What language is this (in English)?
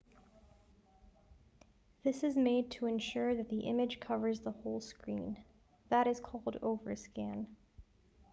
English